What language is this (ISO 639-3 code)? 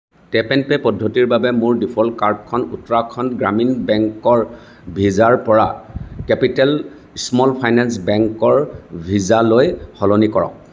asm